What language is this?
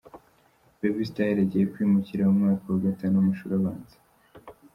Kinyarwanda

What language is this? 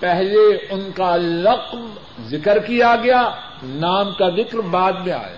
Urdu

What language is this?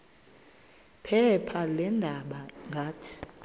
Xhosa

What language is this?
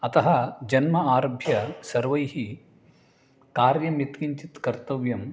Sanskrit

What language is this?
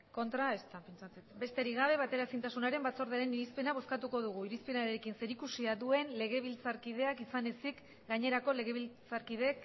Basque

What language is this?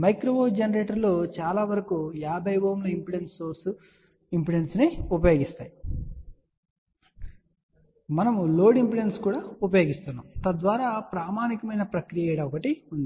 Telugu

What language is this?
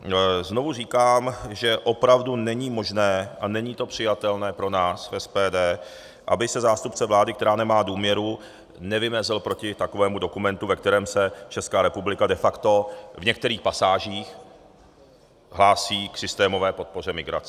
Czech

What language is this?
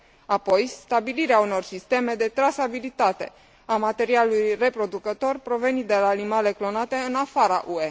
Romanian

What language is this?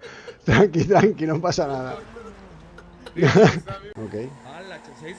Spanish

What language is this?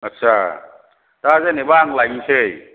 Bodo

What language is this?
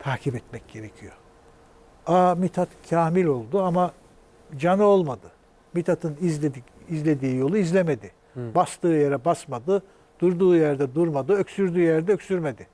Turkish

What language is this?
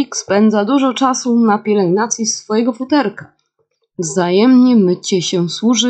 Polish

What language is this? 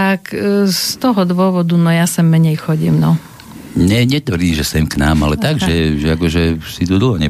Slovak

